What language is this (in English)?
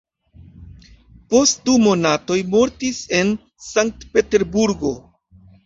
Esperanto